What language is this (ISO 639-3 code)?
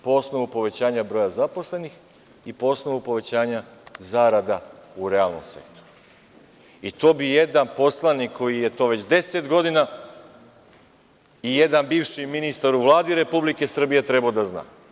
srp